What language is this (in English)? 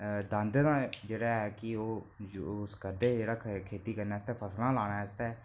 Dogri